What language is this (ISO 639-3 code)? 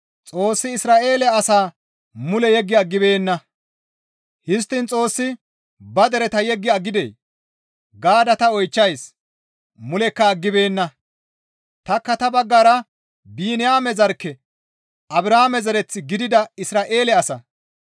gmv